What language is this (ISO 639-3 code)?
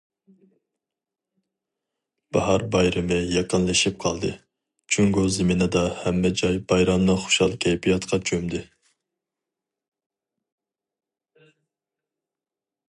uig